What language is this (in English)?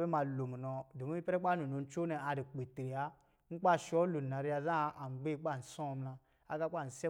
Lijili